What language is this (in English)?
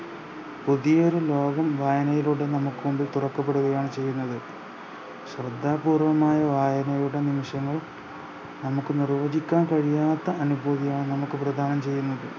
Malayalam